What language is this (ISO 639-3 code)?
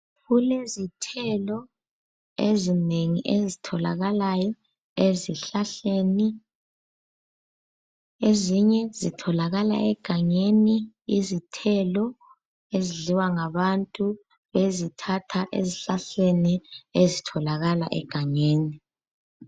nde